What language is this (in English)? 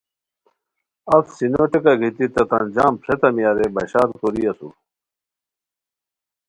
Khowar